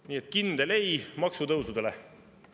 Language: Estonian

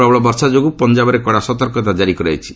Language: Odia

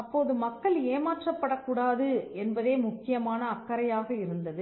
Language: Tamil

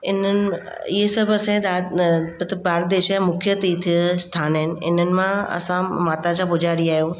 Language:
Sindhi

